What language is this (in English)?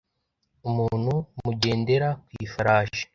Kinyarwanda